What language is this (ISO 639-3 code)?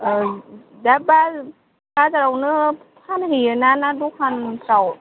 brx